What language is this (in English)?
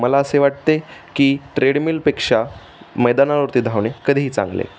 Marathi